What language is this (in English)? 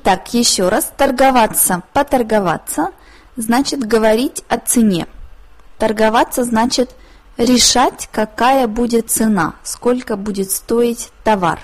Russian